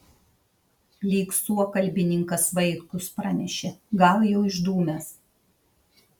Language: Lithuanian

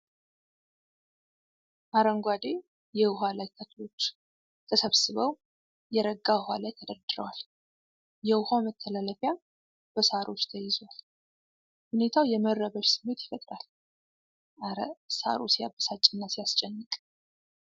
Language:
Amharic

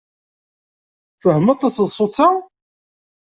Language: Kabyle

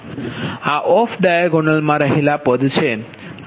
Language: Gujarati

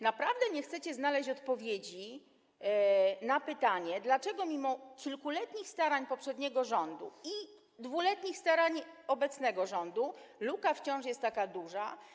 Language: Polish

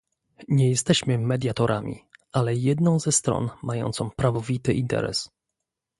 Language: Polish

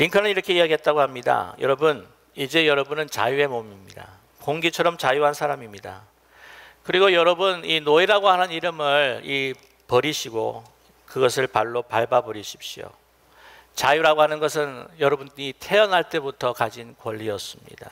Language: Korean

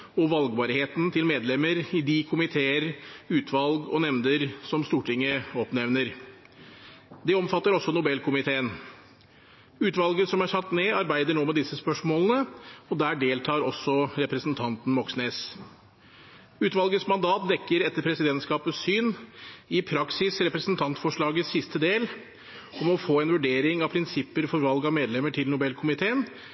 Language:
Norwegian Bokmål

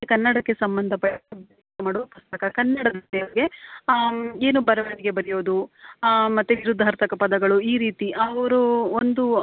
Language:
Kannada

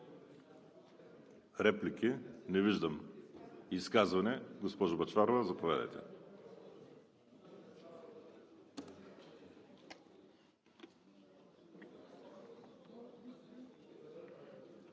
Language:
Bulgarian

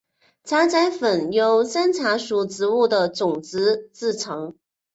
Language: Chinese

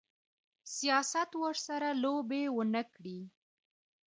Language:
Pashto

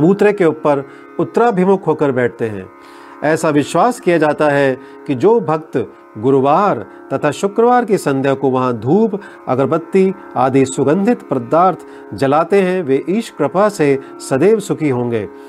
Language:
Hindi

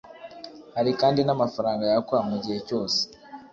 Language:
Kinyarwanda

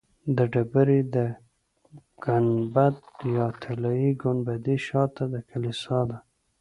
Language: Pashto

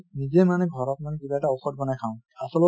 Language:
Assamese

